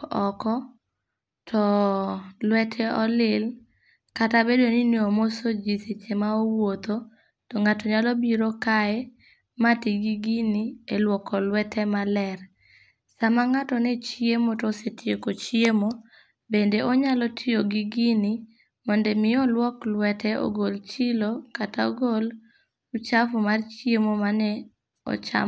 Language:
Luo (Kenya and Tanzania)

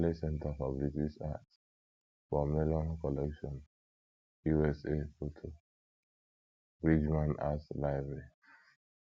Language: Igbo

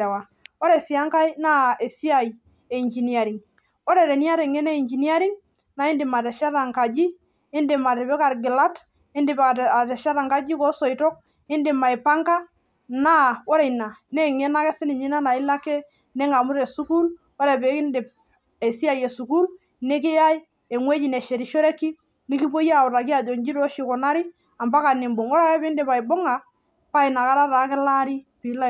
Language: Masai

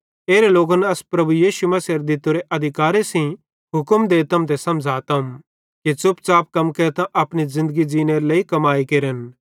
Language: Bhadrawahi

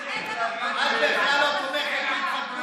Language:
Hebrew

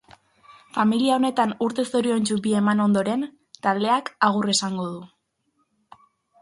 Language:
Basque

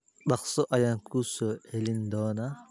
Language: Somali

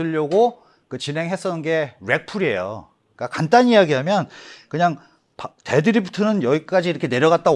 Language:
Korean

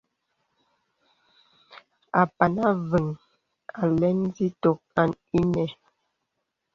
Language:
Bebele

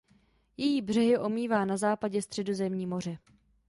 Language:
Czech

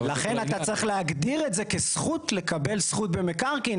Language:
Hebrew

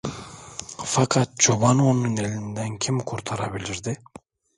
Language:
Turkish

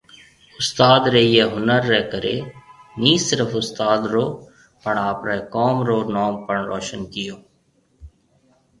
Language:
Marwari (Pakistan)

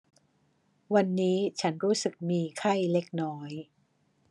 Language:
Thai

